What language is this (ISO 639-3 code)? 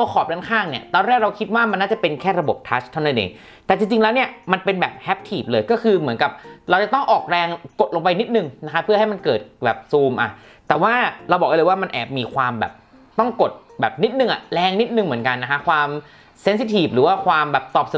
tha